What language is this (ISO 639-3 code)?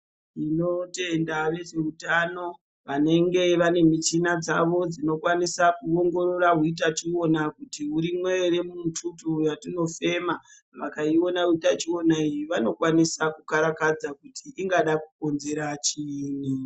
ndc